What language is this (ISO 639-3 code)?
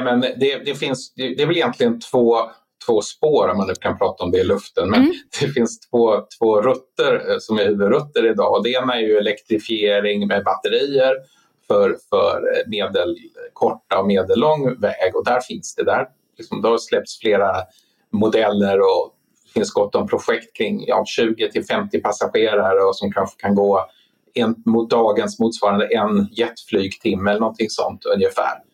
swe